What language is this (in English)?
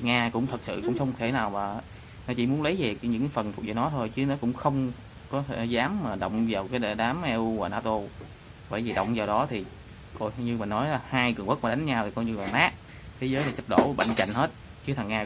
Vietnamese